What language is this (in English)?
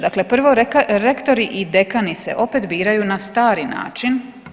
Croatian